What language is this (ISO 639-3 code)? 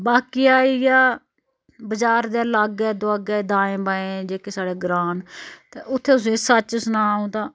doi